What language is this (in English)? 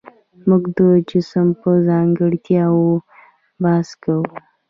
Pashto